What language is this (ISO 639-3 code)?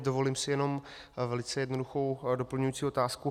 ces